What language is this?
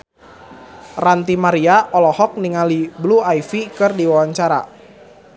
Sundanese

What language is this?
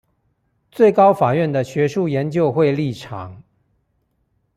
Chinese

